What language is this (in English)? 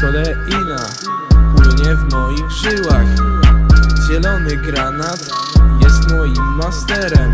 Polish